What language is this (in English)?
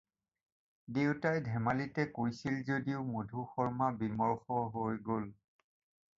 Assamese